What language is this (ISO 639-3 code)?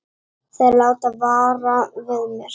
isl